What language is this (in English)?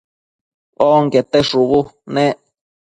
Matsés